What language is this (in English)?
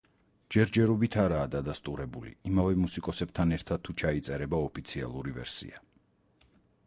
Georgian